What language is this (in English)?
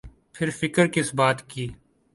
Urdu